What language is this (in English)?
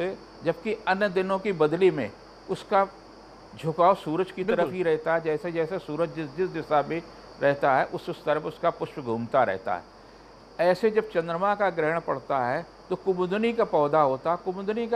Hindi